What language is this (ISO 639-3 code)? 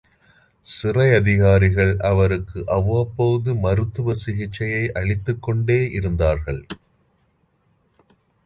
tam